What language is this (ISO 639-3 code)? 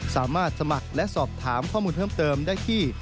tha